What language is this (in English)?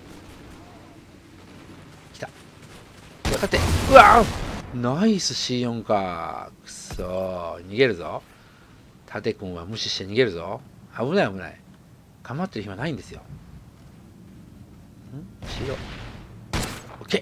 Japanese